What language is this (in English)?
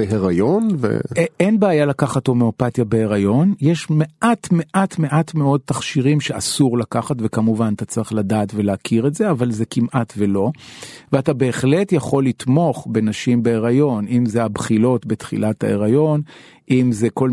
Hebrew